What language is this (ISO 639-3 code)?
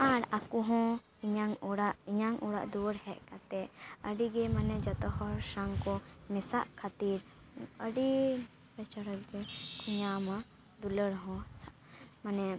sat